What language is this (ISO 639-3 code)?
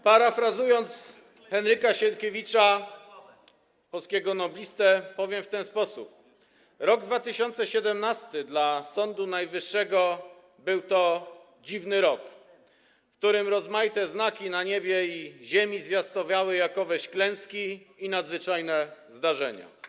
pol